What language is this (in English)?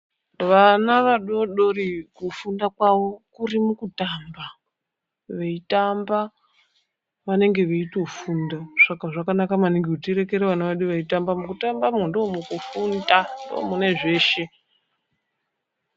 Ndau